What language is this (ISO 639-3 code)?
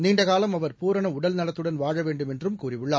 tam